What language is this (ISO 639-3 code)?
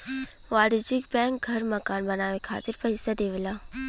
bho